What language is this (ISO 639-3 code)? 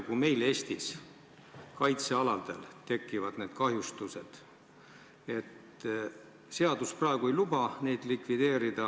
est